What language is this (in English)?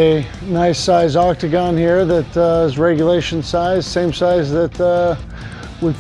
English